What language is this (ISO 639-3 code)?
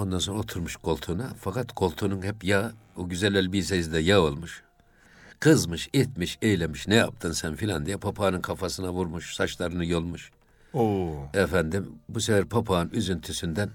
tur